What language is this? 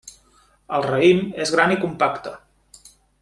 Catalan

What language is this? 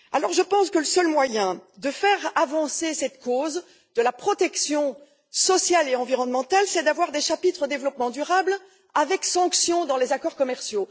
French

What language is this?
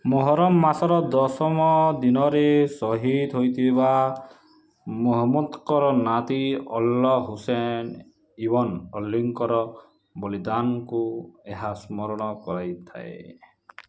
Odia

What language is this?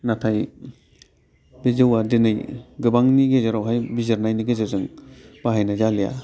Bodo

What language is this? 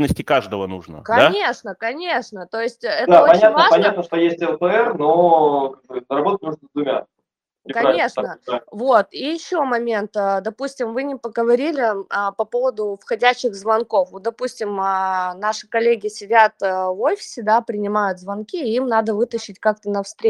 Russian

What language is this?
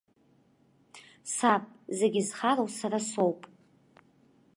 Abkhazian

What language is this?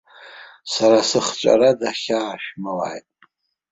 Abkhazian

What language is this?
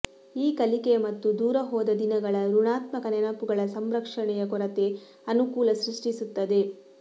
Kannada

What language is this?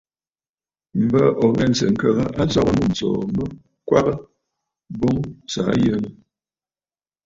Bafut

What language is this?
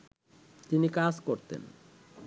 Bangla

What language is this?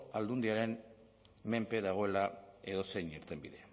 Basque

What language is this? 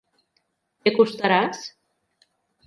Catalan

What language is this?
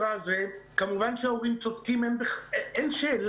Hebrew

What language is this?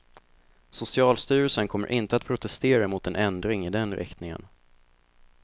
Swedish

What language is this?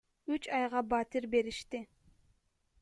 Kyrgyz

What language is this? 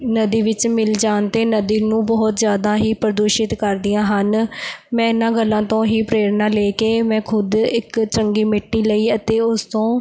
Punjabi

